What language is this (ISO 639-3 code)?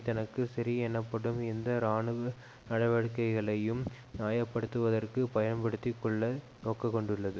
tam